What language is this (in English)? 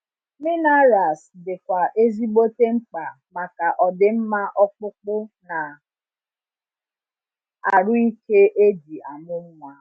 Igbo